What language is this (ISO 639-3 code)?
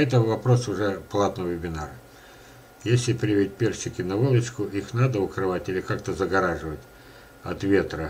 rus